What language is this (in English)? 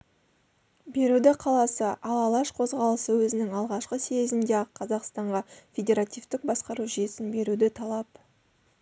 Kazakh